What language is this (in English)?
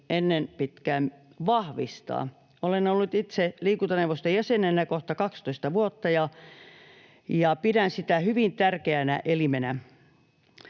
Finnish